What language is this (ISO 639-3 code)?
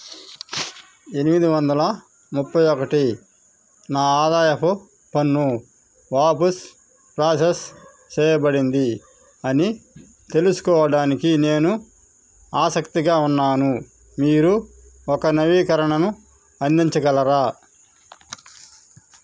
tel